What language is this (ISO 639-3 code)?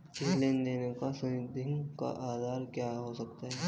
hin